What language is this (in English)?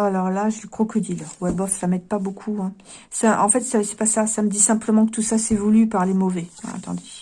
French